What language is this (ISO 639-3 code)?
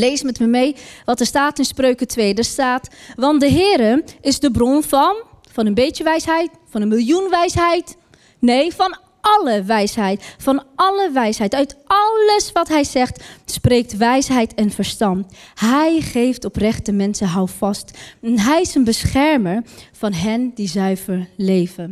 nld